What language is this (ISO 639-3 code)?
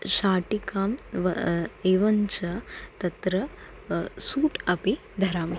san